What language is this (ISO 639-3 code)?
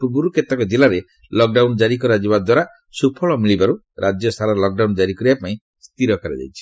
ori